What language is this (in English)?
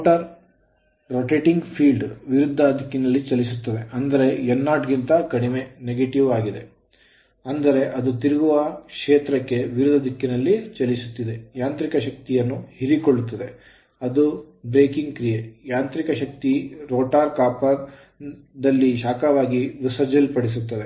Kannada